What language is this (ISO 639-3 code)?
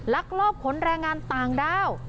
tha